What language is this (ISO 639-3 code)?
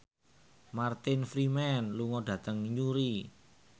jav